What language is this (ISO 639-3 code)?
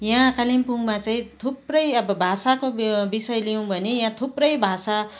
nep